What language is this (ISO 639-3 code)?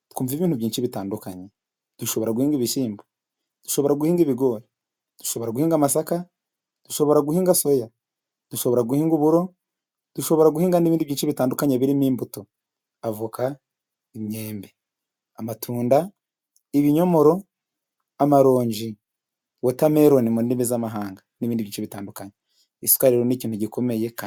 kin